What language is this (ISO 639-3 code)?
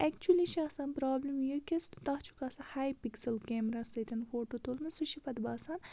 kas